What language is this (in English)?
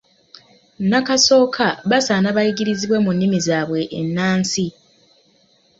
Ganda